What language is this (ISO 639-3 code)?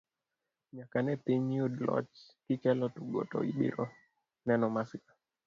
luo